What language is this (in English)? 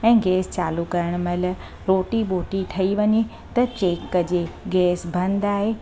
Sindhi